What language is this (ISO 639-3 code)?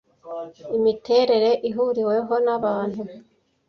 kin